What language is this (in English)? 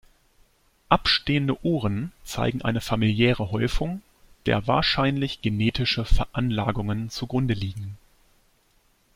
German